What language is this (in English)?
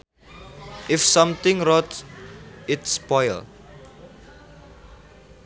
Sundanese